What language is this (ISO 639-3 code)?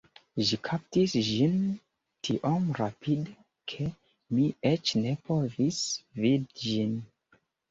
epo